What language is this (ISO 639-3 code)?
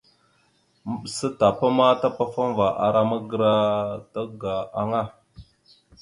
mxu